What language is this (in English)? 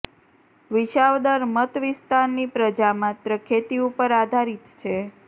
Gujarati